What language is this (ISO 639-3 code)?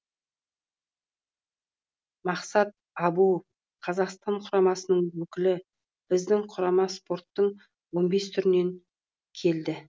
kaz